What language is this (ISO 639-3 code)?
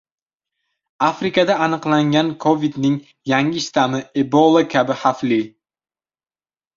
uzb